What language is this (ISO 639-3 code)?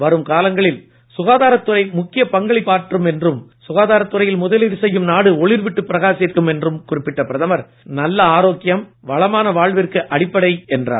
tam